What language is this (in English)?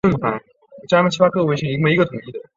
Chinese